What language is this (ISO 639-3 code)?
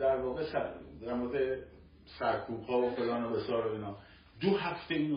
fas